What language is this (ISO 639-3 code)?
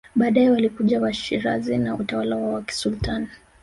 swa